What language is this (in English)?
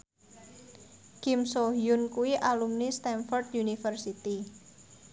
Javanese